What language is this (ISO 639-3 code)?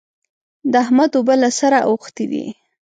pus